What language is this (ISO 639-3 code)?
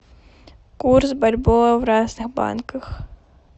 rus